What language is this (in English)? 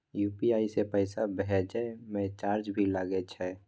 Maithili